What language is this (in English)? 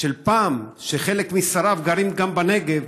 Hebrew